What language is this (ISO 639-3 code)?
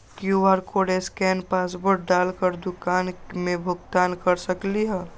mag